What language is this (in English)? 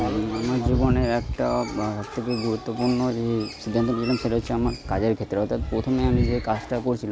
Bangla